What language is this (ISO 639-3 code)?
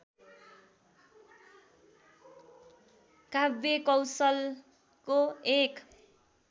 nep